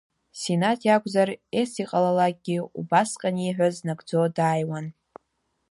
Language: Abkhazian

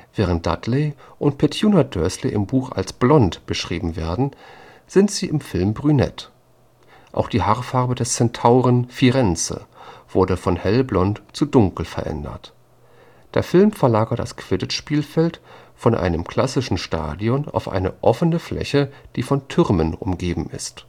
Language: German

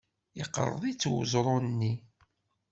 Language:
Kabyle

